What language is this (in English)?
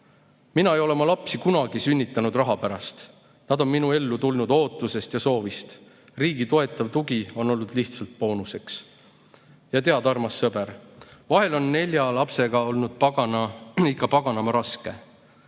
Estonian